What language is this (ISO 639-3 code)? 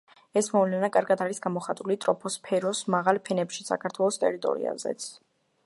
kat